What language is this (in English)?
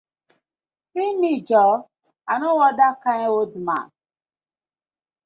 Nigerian Pidgin